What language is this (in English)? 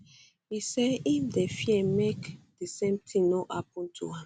Nigerian Pidgin